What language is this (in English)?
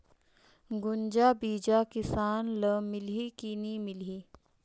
Chhattisgarhi